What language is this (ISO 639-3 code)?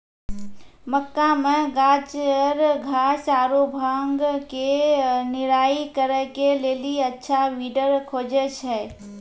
mai